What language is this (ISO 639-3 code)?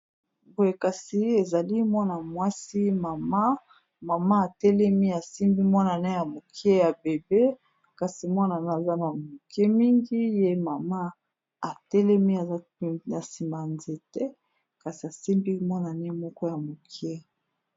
lin